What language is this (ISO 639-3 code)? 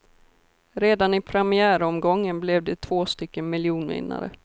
swe